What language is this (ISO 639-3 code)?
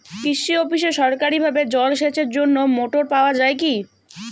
ben